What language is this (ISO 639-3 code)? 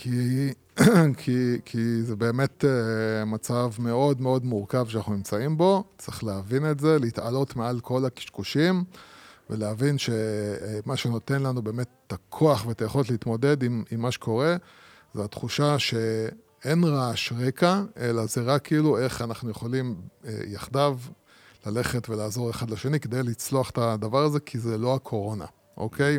heb